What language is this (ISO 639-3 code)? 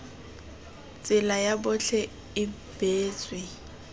tsn